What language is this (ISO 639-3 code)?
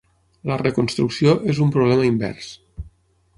cat